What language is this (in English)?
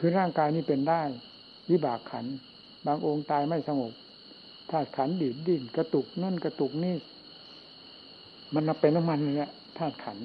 Thai